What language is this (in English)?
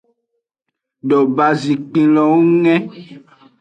Aja (Benin)